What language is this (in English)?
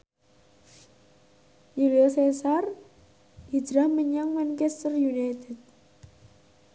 Javanese